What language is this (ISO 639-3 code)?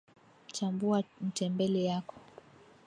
swa